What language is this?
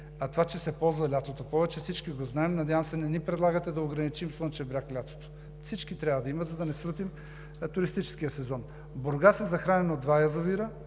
Bulgarian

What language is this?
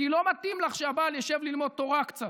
Hebrew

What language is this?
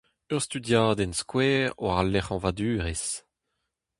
Breton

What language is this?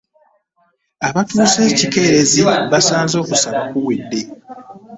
Ganda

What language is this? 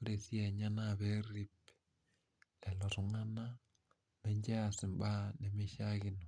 Masai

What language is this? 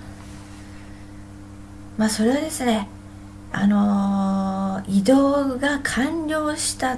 Japanese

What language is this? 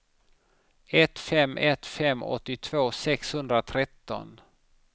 Swedish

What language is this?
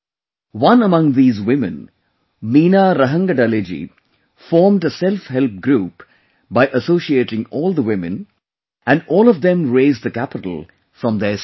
English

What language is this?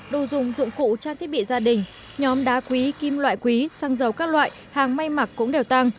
Vietnamese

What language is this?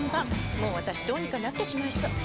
Japanese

